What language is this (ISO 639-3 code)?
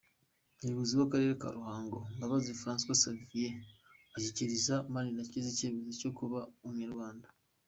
kin